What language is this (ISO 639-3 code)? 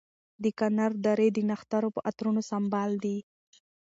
pus